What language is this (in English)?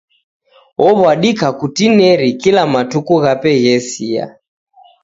Taita